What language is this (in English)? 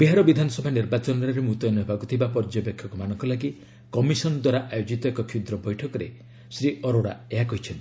Odia